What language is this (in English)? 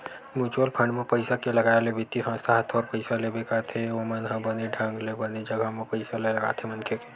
Chhattisgarhi